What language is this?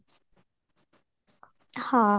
Odia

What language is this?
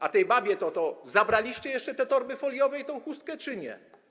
Polish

